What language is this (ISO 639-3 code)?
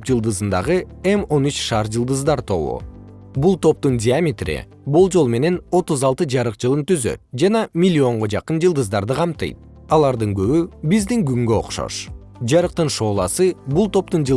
kir